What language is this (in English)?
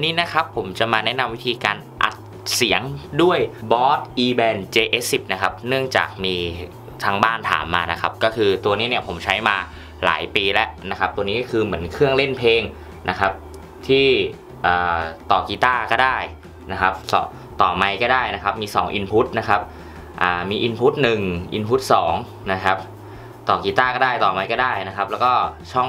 Thai